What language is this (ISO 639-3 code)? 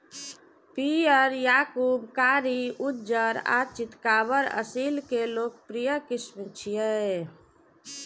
mai